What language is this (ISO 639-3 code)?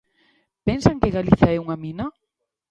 glg